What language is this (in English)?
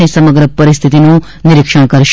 Gujarati